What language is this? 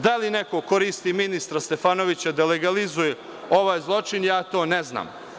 Serbian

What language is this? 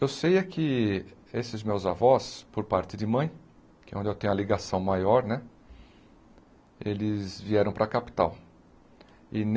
Portuguese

